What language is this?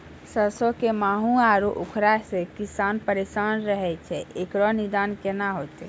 Maithili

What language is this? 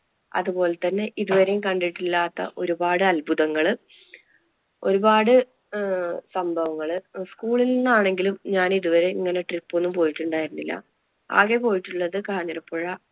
Malayalam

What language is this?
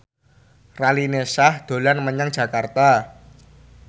Javanese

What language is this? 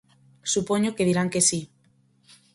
Galician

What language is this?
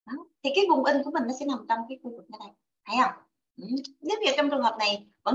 Vietnamese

